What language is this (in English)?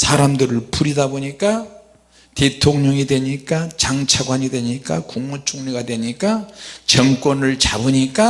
Korean